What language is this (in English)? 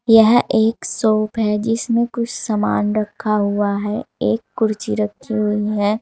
Hindi